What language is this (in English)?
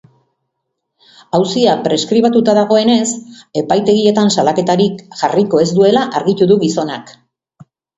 Basque